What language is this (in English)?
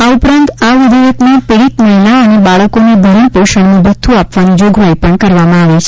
Gujarati